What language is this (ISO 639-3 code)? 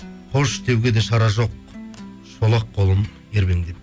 kaz